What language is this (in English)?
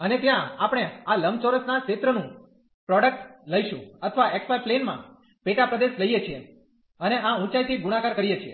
Gujarati